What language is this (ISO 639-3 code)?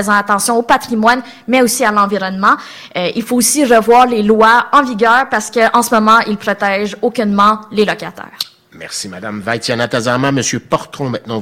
fra